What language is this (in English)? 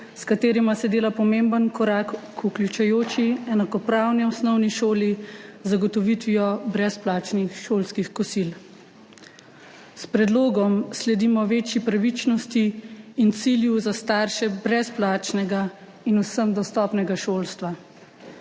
Slovenian